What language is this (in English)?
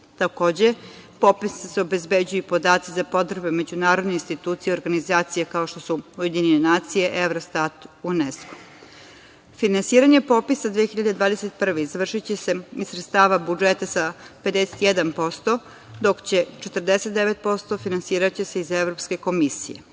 Serbian